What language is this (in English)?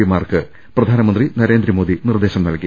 Malayalam